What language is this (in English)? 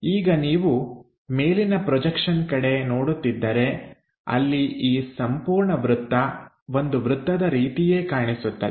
Kannada